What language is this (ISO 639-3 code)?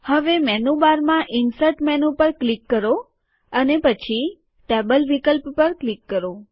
guj